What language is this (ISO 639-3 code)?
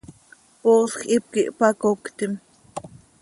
sei